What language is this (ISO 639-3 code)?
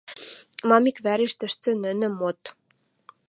mrj